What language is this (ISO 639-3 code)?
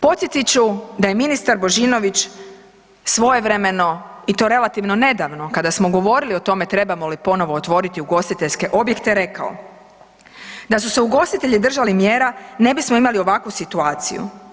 hrv